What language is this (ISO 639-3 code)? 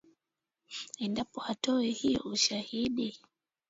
swa